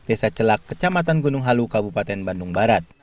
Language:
Indonesian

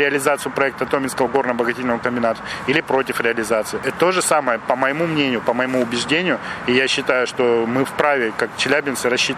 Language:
Russian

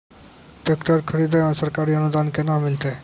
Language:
Maithili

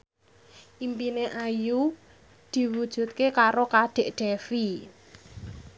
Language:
Javanese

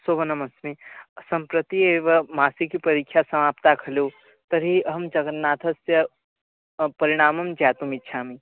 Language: Sanskrit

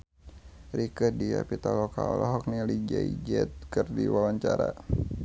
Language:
Sundanese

